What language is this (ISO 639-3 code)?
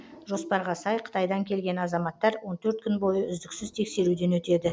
kaz